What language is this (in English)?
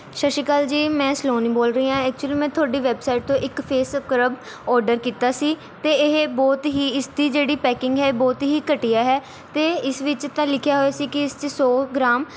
Punjabi